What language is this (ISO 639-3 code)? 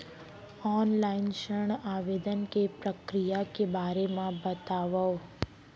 hne